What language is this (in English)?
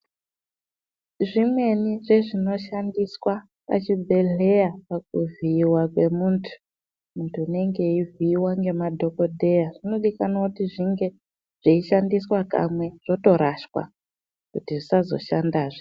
Ndau